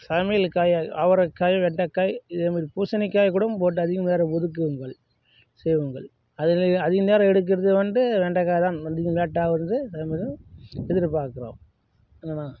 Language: Tamil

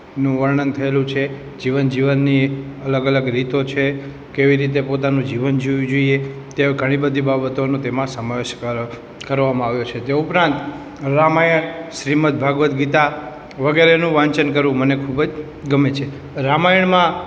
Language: Gujarati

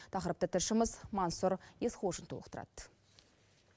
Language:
Kazakh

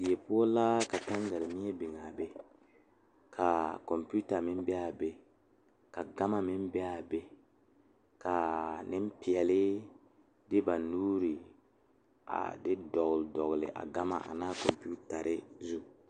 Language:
Southern Dagaare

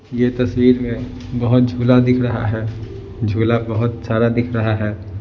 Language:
Hindi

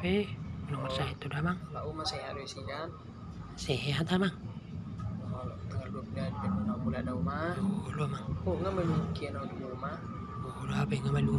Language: Indonesian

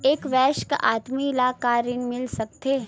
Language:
Chhattisgarhi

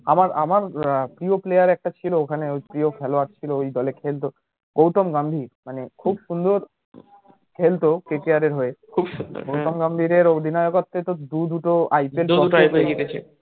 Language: Bangla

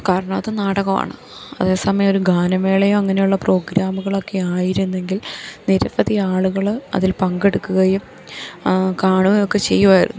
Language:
Malayalam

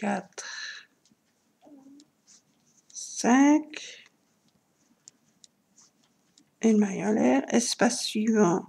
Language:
French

